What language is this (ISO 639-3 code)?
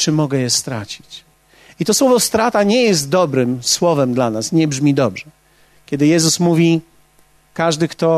pol